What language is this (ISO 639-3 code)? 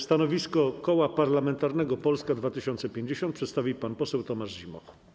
pol